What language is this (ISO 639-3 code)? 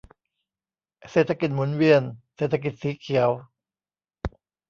tha